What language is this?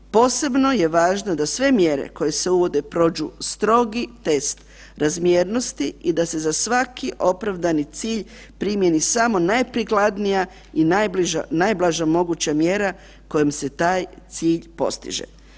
Croatian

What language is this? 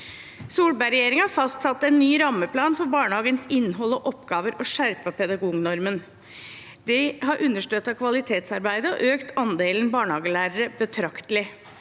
Norwegian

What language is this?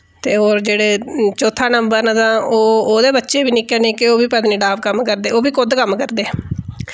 Dogri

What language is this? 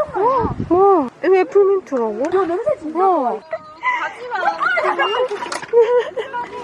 Korean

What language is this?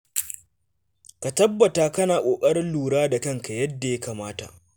Hausa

